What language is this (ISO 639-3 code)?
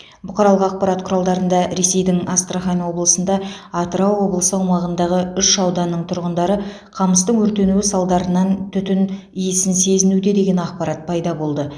kaz